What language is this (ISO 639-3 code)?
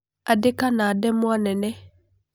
kik